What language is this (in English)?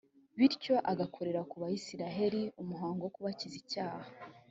Kinyarwanda